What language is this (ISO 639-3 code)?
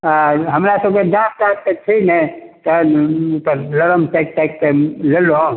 mai